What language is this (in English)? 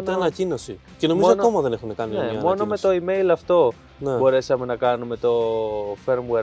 Greek